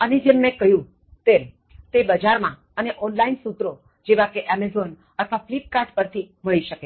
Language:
Gujarati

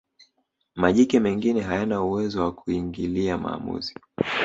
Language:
Swahili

